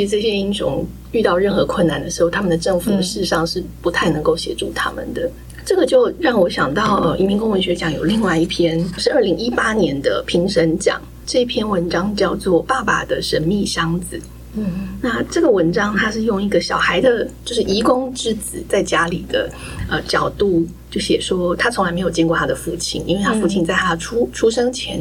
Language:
Chinese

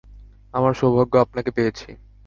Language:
Bangla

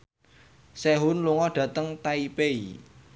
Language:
Javanese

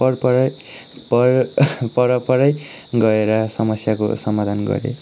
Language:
Nepali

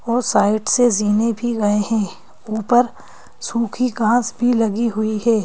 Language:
Hindi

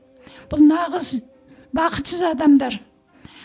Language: Kazakh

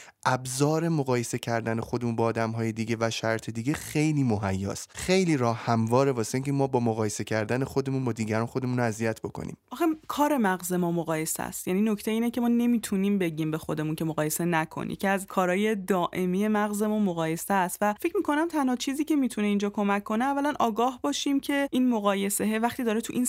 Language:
Persian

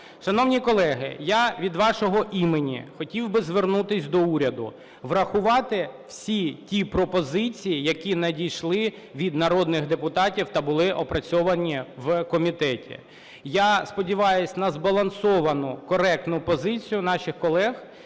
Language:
Ukrainian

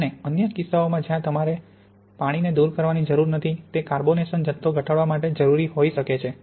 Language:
Gujarati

